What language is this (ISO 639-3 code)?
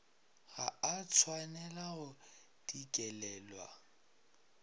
nso